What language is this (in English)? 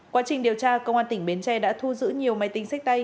Vietnamese